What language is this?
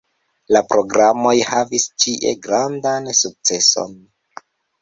Esperanto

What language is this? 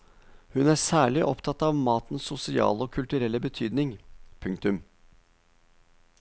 Norwegian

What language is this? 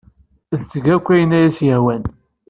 Kabyle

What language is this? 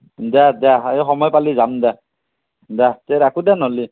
Assamese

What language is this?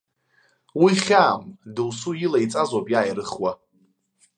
Abkhazian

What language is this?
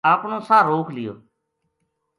Gujari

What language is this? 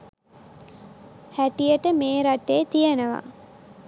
Sinhala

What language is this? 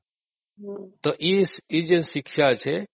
Odia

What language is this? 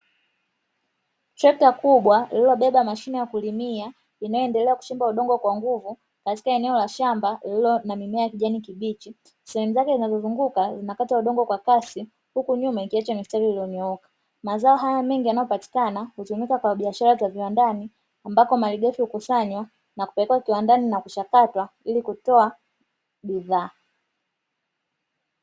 Swahili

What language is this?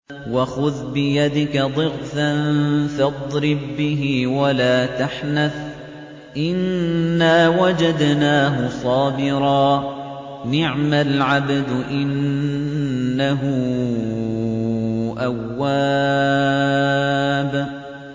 Arabic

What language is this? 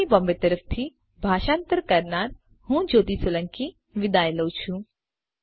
Gujarati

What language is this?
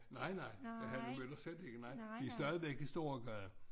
Danish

